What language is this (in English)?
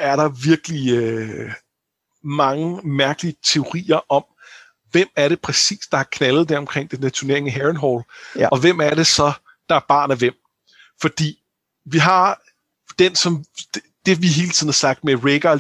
Danish